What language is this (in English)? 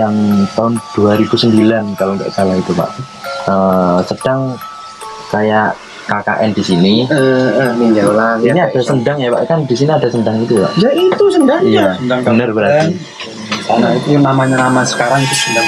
Indonesian